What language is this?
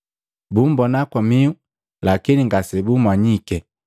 Matengo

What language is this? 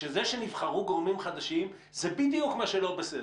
Hebrew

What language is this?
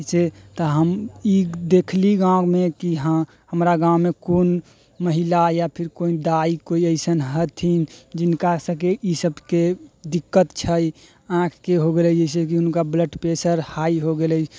Maithili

